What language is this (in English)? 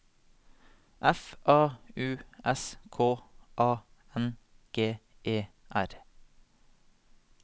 Norwegian